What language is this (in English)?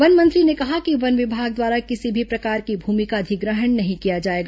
Hindi